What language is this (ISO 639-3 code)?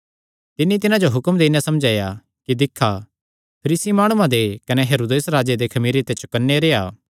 xnr